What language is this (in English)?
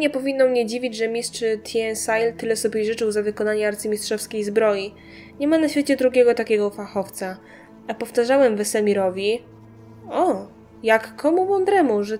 Polish